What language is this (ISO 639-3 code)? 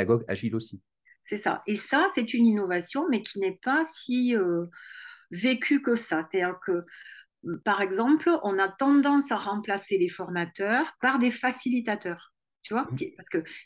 fra